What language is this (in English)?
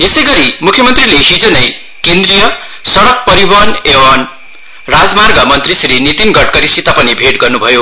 Nepali